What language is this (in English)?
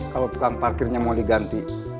Indonesian